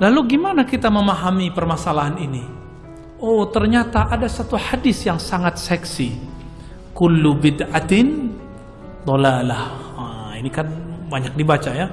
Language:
Indonesian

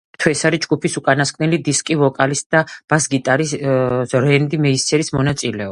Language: Georgian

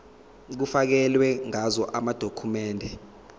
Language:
Zulu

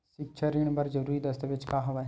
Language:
Chhattisgarhi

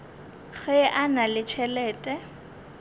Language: Northern Sotho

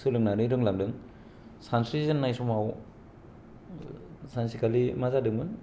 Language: Bodo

